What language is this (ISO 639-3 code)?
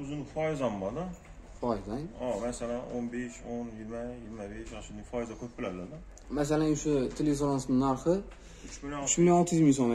tur